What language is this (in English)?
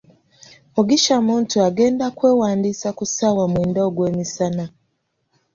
Ganda